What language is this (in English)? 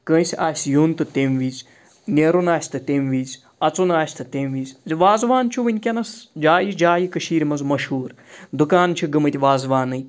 Kashmiri